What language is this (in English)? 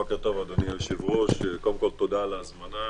Hebrew